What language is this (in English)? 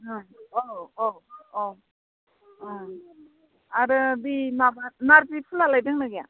Bodo